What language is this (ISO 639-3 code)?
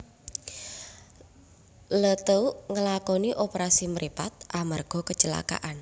jav